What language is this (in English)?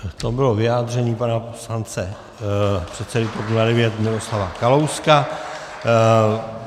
Czech